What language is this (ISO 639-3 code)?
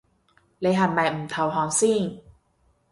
yue